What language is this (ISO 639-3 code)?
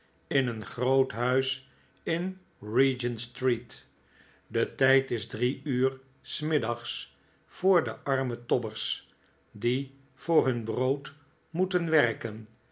nld